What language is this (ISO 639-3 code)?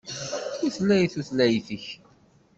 kab